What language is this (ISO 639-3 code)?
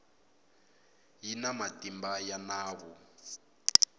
tso